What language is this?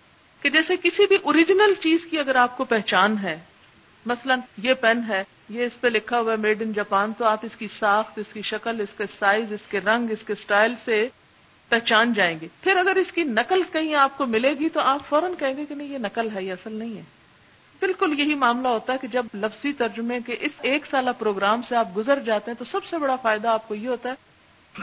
Urdu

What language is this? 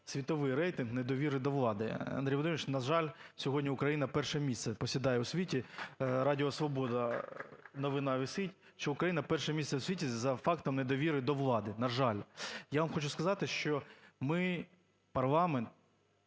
Ukrainian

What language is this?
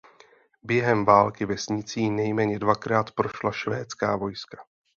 Czech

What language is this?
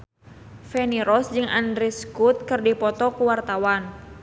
Sundanese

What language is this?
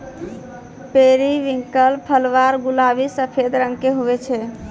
Maithili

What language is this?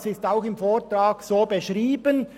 Swiss German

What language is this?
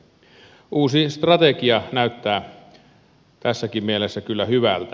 Finnish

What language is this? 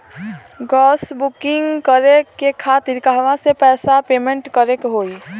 Bhojpuri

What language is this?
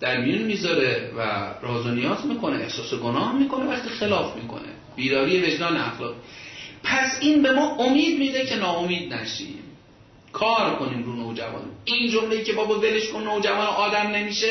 Persian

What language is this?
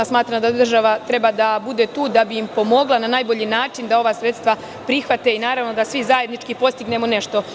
Serbian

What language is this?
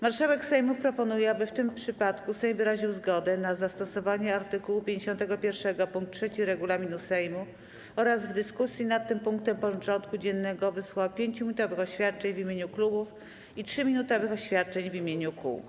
Polish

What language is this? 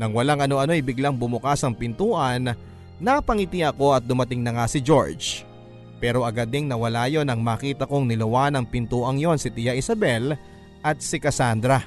Filipino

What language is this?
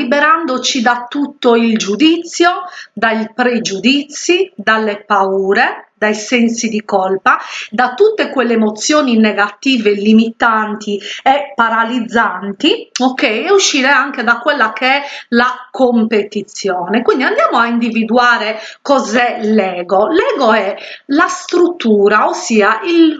Italian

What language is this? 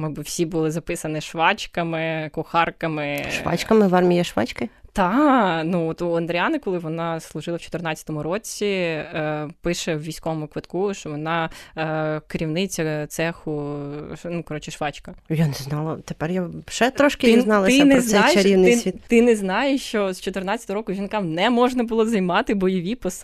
Ukrainian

